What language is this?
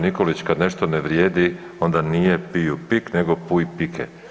Croatian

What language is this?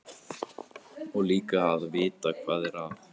Icelandic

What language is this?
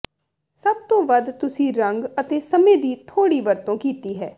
Punjabi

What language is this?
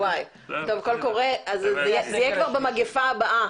Hebrew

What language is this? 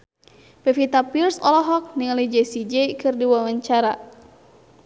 Sundanese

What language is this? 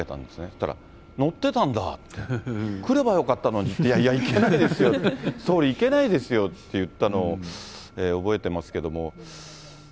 Japanese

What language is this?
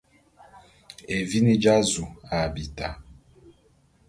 Bulu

